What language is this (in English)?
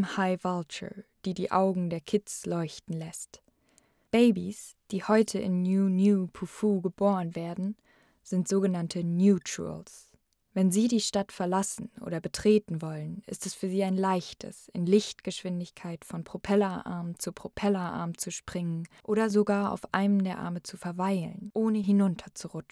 German